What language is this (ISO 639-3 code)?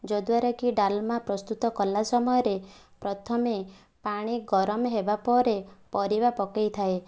ori